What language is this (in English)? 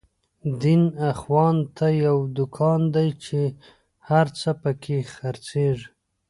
Pashto